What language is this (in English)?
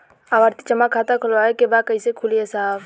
Bhojpuri